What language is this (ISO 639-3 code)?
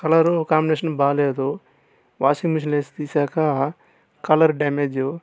tel